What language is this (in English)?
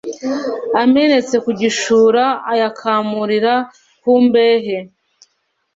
Kinyarwanda